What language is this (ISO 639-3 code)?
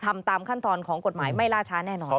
tha